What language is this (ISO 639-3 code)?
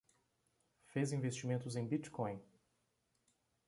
por